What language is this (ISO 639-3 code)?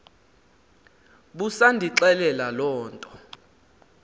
xho